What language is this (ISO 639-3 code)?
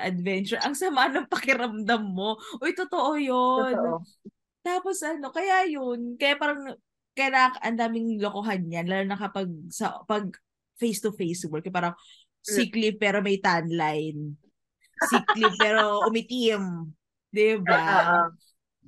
fil